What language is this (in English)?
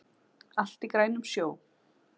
Icelandic